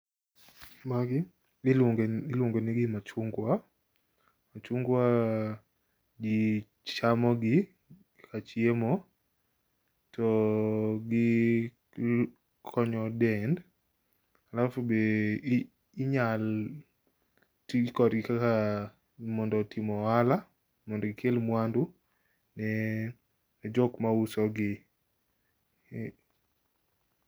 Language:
Luo (Kenya and Tanzania)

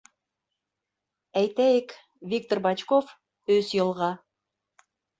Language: Bashkir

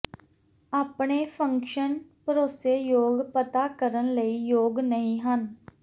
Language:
Punjabi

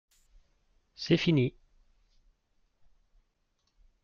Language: French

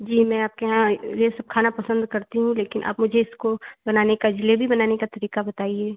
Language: Hindi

